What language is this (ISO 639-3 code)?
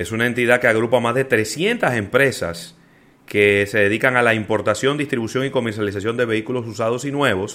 spa